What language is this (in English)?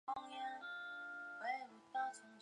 Chinese